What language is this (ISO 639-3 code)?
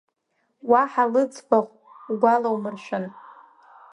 abk